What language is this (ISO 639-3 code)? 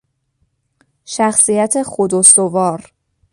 fas